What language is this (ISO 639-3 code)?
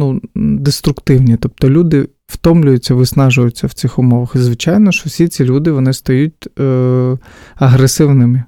ukr